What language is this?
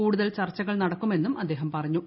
Malayalam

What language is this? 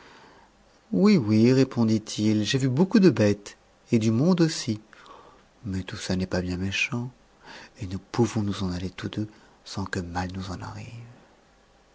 French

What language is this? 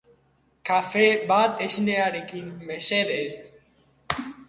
Basque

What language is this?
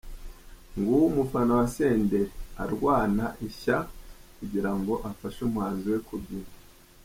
Kinyarwanda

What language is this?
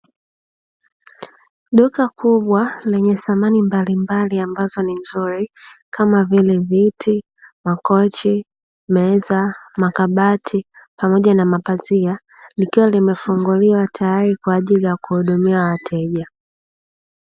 Swahili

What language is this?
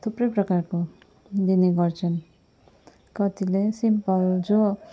Nepali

